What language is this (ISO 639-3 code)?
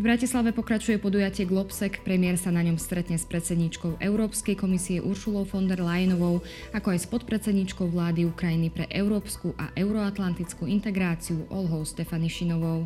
slk